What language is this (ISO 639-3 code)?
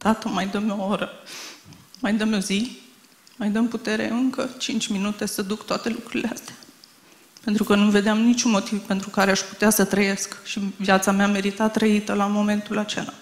ron